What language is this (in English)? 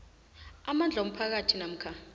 South Ndebele